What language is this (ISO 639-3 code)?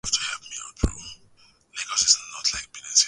swa